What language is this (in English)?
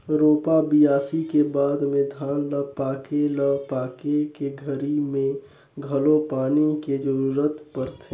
Chhattisgarhi